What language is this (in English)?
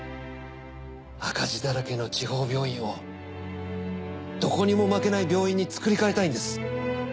Japanese